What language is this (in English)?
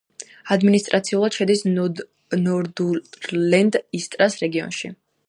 Georgian